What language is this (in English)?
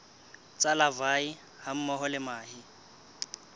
Southern Sotho